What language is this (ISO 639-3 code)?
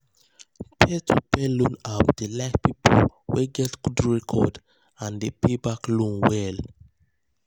pcm